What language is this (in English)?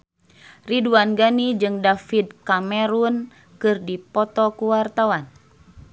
Sundanese